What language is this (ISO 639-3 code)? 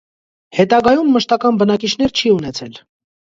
hye